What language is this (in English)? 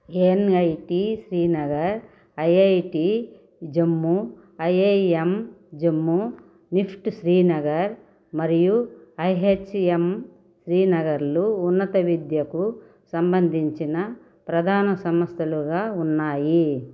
Telugu